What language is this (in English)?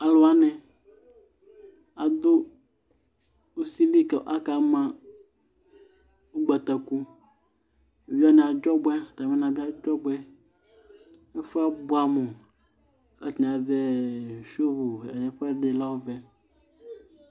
Ikposo